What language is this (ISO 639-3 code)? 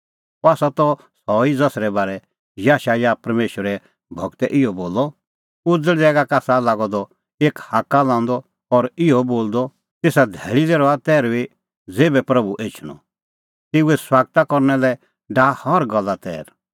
kfx